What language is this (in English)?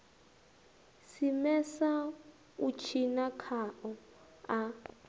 Venda